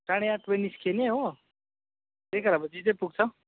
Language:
Nepali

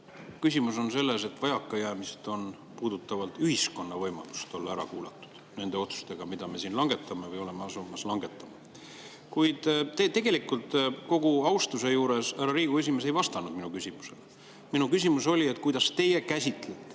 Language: Estonian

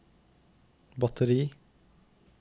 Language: Norwegian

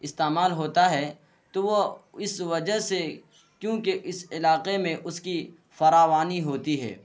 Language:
Urdu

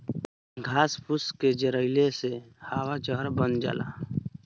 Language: Bhojpuri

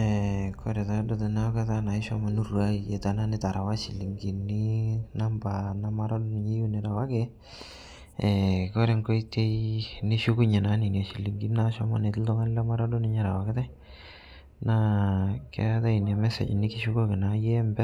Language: Masai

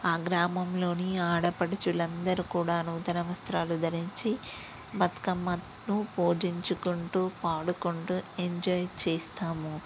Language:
Telugu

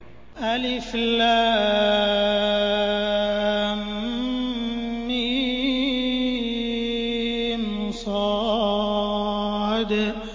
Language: Arabic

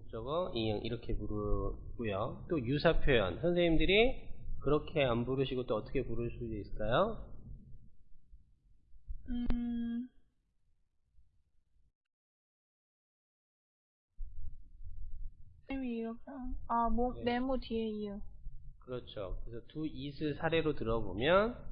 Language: Korean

